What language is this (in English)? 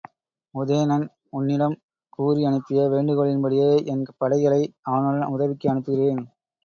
Tamil